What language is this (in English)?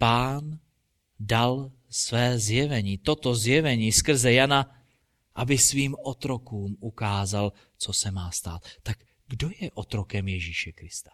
Czech